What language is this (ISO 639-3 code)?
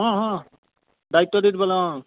asm